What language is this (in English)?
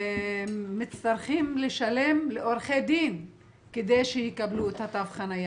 Hebrew